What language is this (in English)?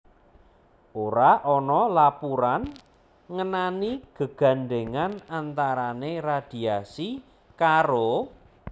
Javanese